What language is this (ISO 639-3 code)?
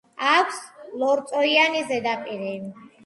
kat